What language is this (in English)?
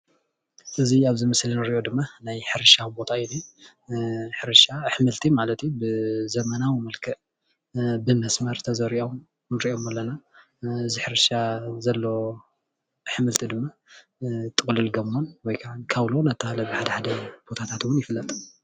Tigrinya